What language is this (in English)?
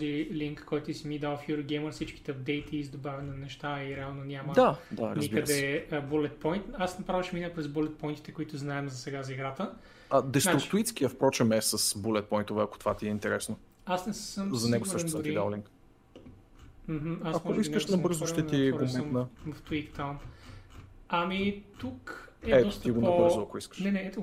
Bulgarian